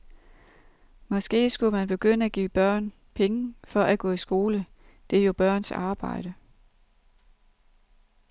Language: Danish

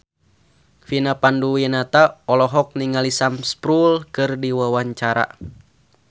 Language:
Sundanese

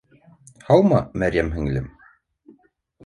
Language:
Bashkir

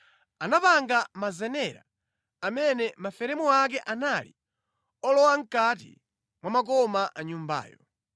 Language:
Nyanja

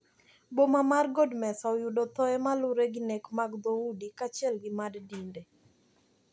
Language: Luo (Kenya and Tanzania)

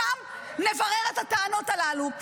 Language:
Hebrew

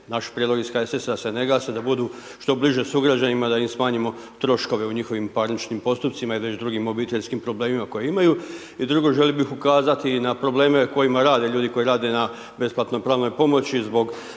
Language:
Croatian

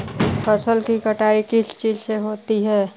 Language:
Magahi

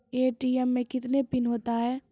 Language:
Maithili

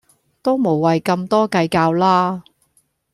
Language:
Cantonese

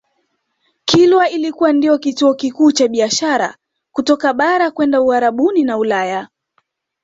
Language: Swahili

